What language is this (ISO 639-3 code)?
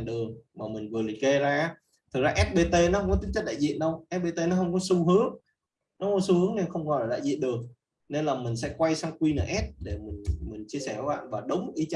vie